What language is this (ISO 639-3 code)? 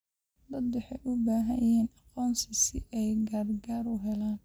som